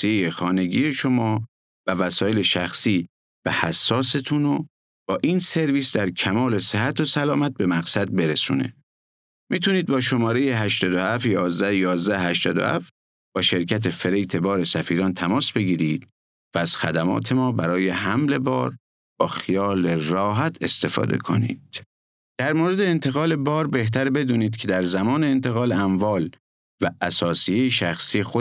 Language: Persian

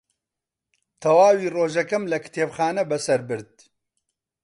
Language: Central Kurdish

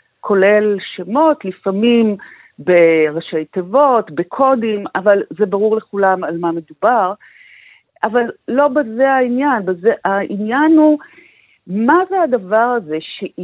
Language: Hebrew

